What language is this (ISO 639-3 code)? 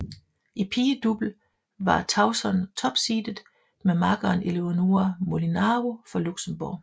dan